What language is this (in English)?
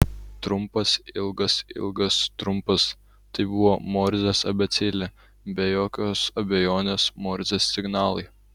Lithuanian